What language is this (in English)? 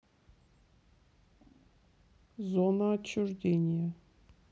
Russian